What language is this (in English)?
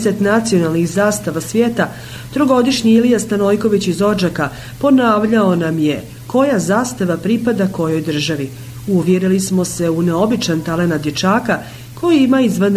Croatian